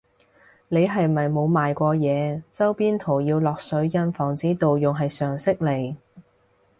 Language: Cantonese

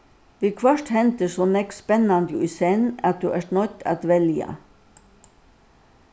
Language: Faroese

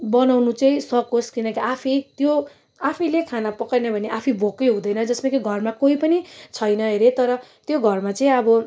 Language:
Nepali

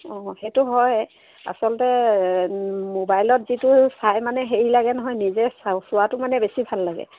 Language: Assamese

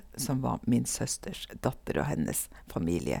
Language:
Norwegian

